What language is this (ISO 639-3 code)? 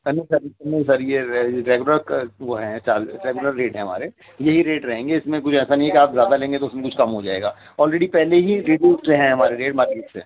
urd